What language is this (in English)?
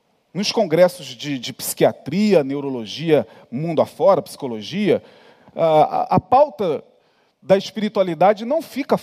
Portuguese